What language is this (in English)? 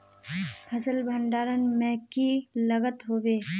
Magahi